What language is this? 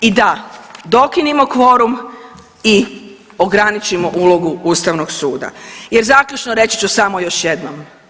Croatian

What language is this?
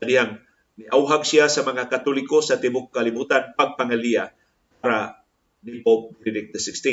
Filipino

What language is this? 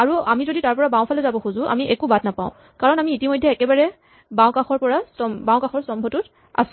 Assamese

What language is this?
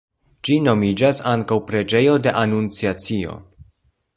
Esperanto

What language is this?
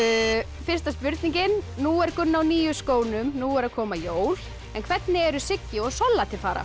Icelandic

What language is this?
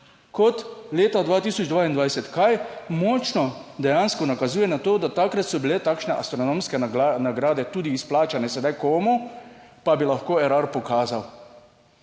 Slovenian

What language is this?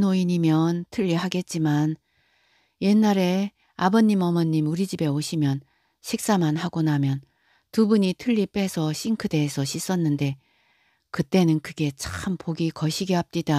Korean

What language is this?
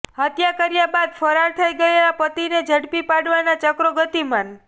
Gujarati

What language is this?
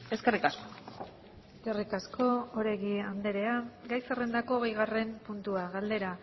Basque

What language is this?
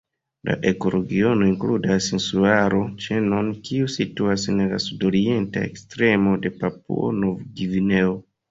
Esperanto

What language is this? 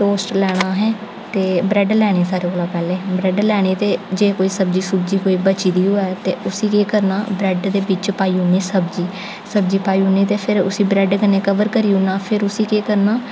Dogri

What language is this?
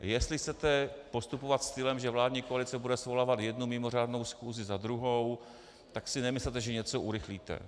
Czech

